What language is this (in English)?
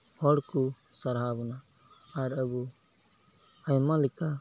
Santali